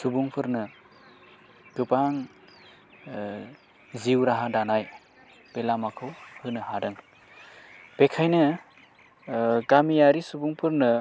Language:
Bodo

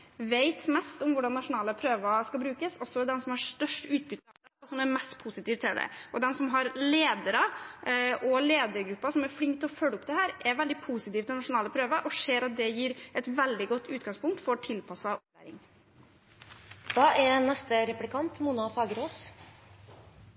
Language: Norwegian Bokmål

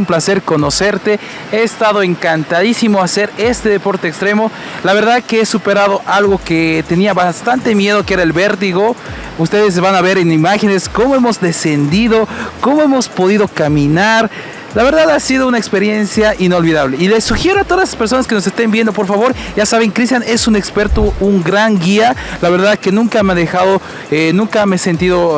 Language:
Spanish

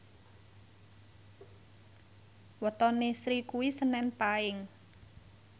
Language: Javanese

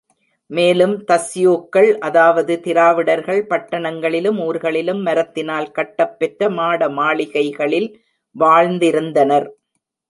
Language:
Tamil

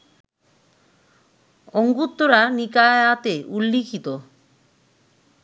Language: Bangla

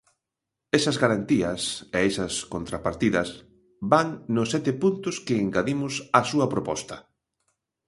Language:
Galician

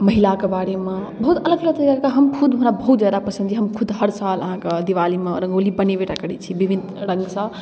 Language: Maithili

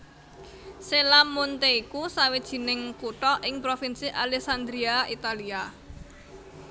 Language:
Javanese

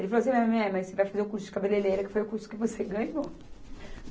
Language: Portuguese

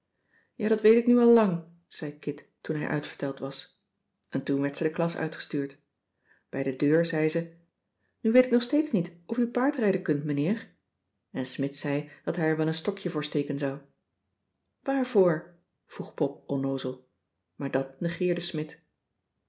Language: Dutch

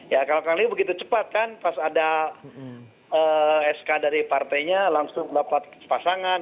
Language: Indonesian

